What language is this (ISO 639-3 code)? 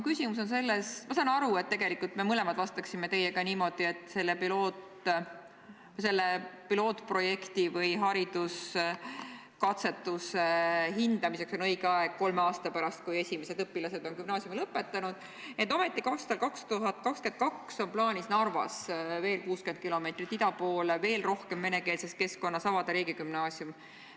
est